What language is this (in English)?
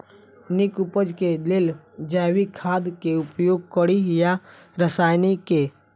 Maithili